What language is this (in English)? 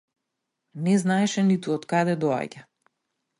Macedonian